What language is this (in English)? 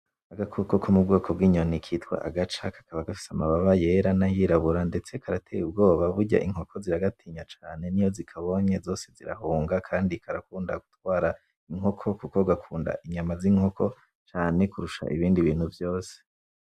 Rundi